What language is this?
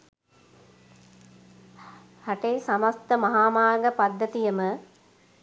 Sinhala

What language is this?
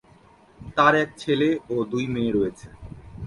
Bangla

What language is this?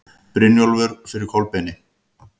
Icelandic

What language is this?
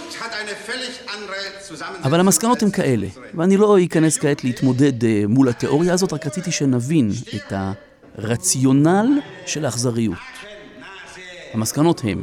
Hebrew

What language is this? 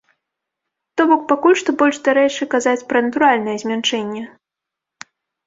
Belarusian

